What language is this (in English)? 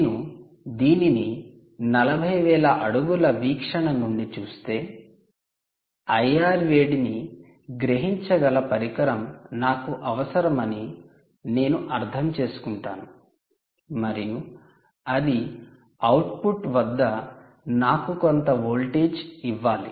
Telugu